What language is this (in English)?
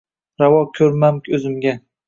Uzbek